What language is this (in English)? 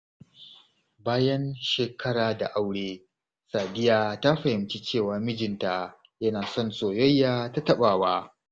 Hausa